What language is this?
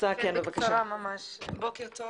Hebrew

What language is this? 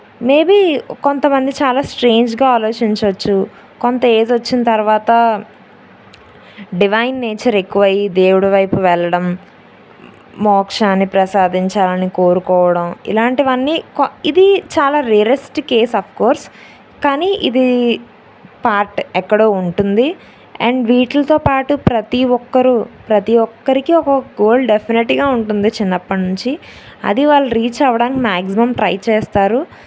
Telugu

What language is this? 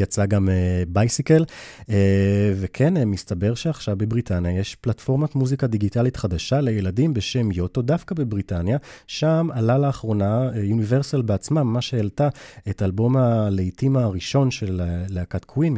Hebrew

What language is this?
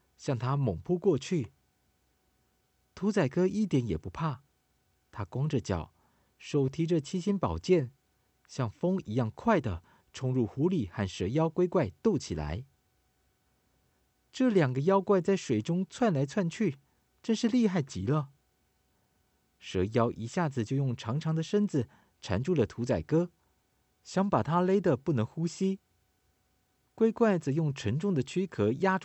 Chinese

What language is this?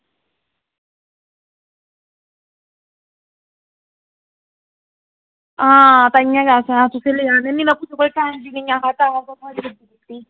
Dogri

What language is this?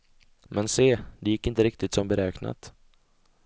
Swedish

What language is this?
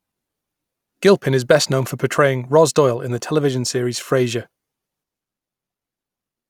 English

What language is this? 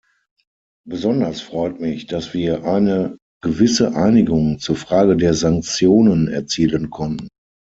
German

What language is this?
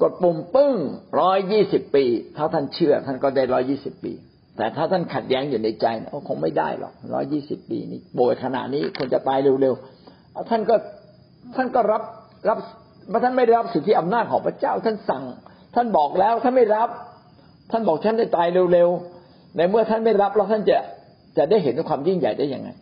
Thai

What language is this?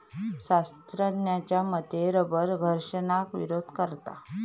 Marathi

